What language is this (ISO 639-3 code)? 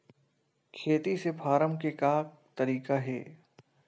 hne